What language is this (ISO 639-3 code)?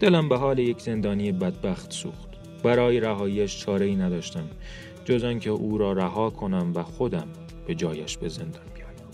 fas